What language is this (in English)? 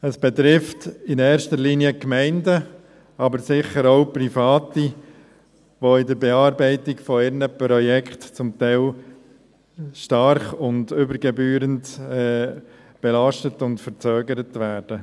Swiss German